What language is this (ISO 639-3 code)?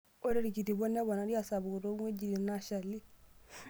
mas